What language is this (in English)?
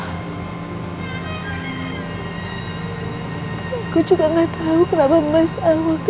Indonesian